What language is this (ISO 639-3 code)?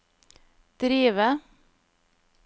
nor